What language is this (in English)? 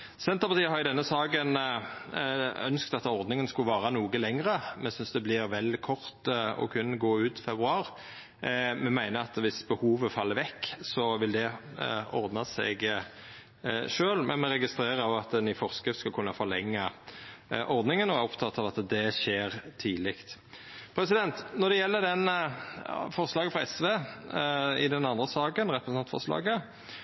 Norwegian Nynorsk